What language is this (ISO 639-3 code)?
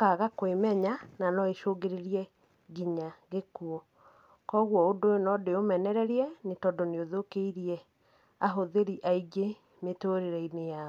kik